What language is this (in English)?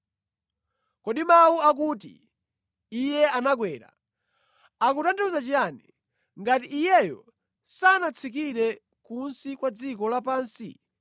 Nyanja